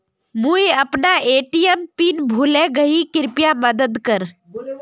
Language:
Magahi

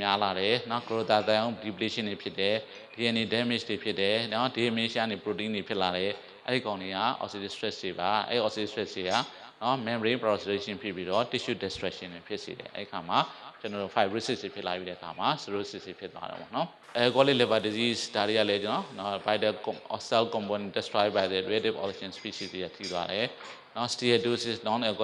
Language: English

